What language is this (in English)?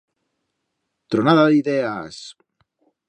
Aragonese